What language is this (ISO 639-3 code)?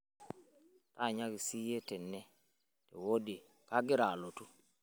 mas